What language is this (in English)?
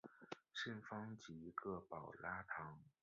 Chinese